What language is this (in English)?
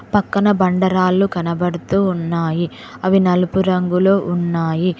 Telugu